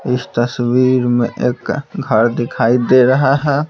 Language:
Hindi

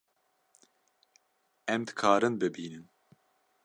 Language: Kurdish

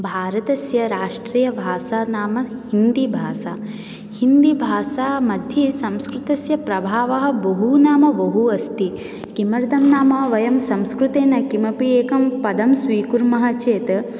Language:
Sanskrit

